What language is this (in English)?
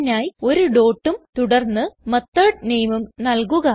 Malayalam